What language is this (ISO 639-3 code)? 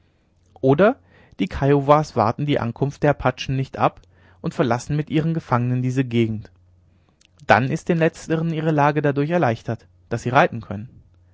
deu